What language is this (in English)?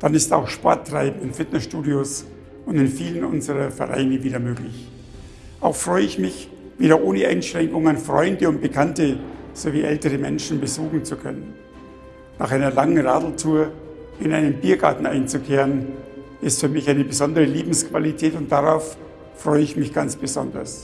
German